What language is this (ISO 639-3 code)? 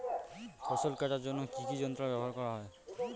ben